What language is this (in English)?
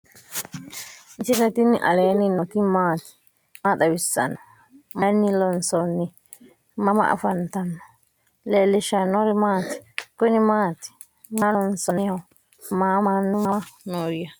Sidamo